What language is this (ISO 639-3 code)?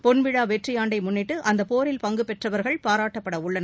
tam